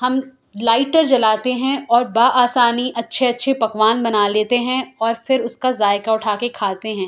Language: Urdu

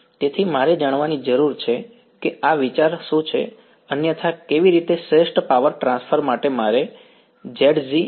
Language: Gujarati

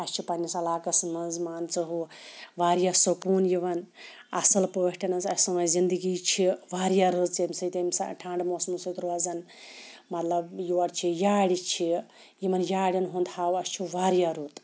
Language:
Kashmiri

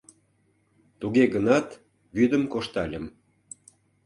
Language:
Mari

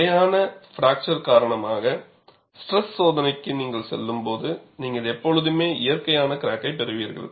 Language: Tamil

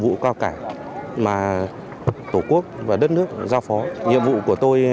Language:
Vietnamese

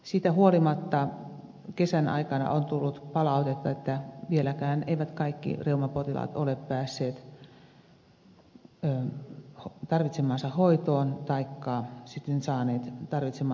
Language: Finnish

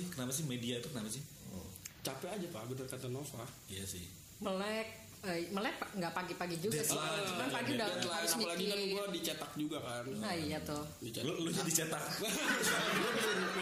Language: Indonesian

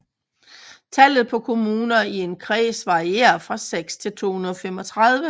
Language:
Danish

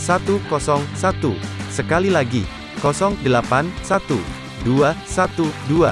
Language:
Indonesian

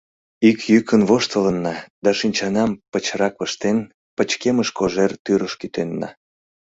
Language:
Mari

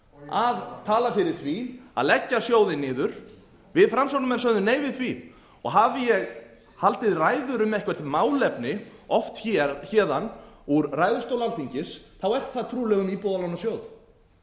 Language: Icelandic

